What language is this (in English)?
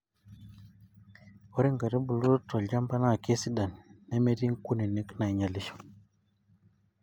Masai